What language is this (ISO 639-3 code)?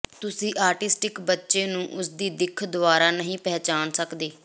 pan